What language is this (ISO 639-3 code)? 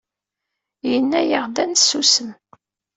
kab